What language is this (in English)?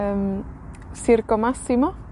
Welsh